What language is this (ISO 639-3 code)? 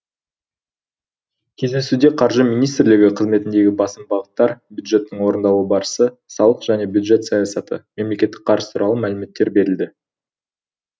kaz